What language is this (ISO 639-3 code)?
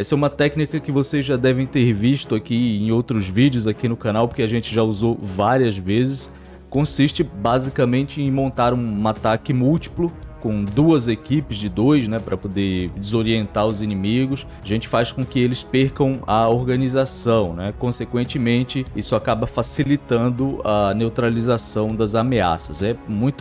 por